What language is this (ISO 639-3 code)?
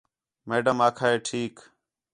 xhe